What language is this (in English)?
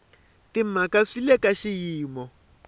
Tsonga